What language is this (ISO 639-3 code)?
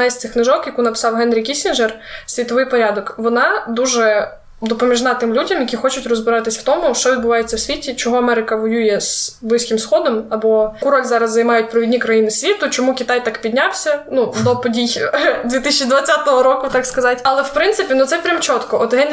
ukr